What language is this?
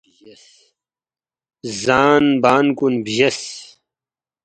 Balti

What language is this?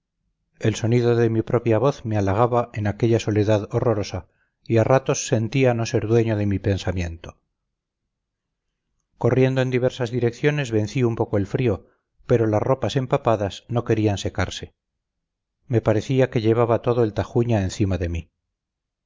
Spanish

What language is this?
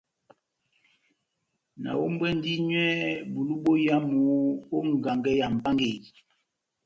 Batanga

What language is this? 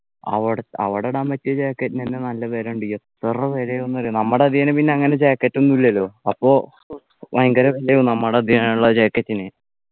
Malayalam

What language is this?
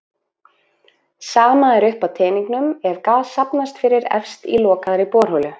Icelandic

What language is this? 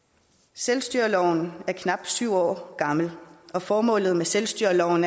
Danish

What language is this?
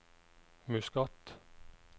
Norwegian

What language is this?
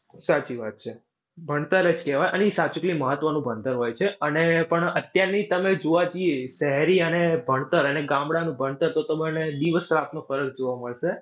Gujarati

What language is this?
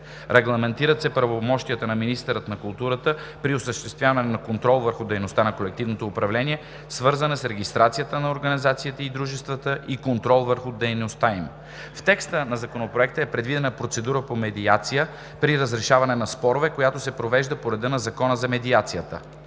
Bulgarian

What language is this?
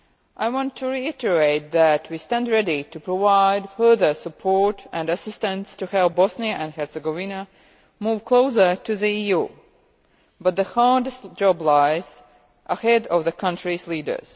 English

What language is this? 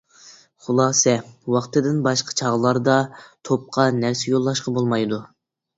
Uyghur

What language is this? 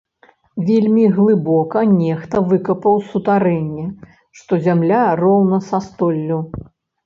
Belarusian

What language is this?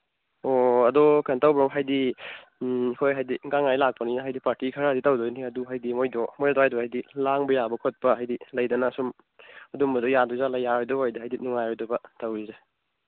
Manipuri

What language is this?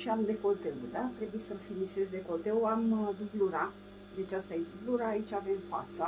Romanian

